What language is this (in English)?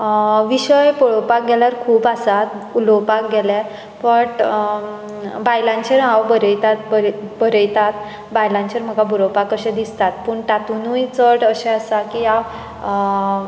Konkani